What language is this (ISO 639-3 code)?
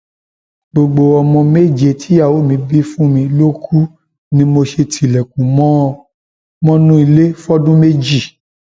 yor